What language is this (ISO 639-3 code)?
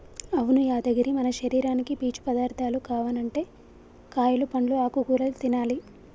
tel